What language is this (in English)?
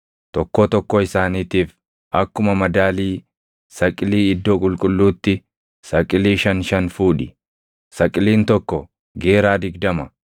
Oromo